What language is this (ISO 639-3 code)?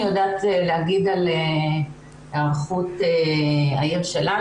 heb